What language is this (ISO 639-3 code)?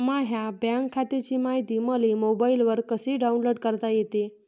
mar